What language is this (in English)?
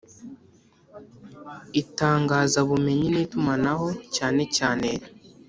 Kinyarwanda